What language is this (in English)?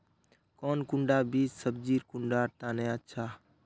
Magahi